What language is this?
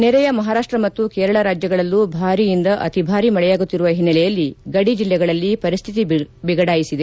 Kannada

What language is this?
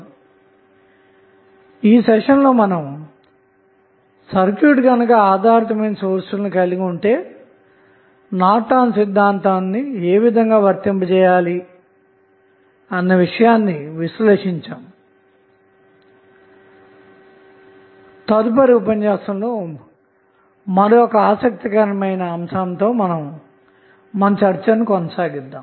Telugu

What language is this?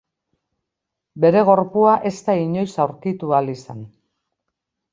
Basque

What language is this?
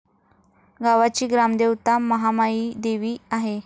Marathi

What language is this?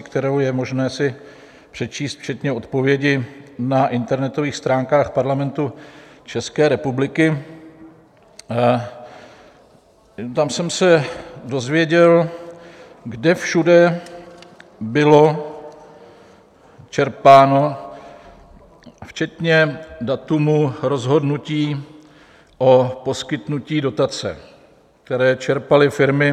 Czech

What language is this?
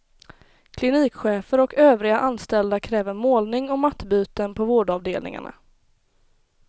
Swedish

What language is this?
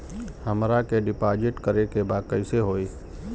Bhojpuri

